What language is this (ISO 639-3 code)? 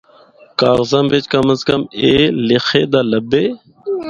hno